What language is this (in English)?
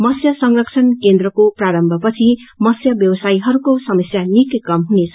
Nepali